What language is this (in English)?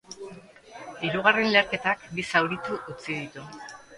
Basque